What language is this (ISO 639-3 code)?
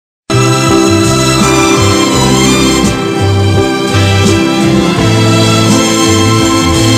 hun